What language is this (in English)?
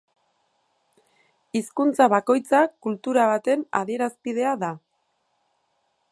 Basque